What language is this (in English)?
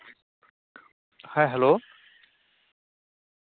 Santali